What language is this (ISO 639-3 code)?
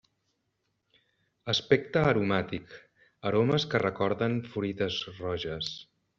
cat